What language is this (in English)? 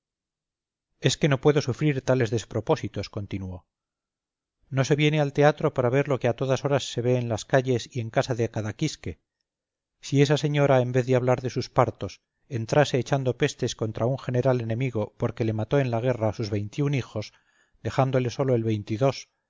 Spanish